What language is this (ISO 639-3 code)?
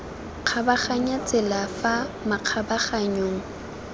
tsn